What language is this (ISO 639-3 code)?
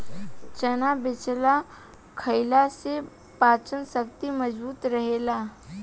bho